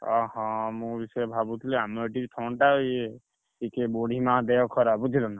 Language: Odia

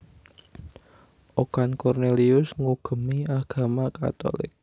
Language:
Javanese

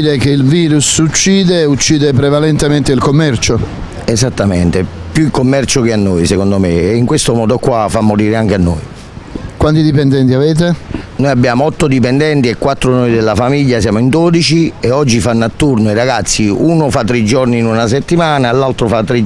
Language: Italian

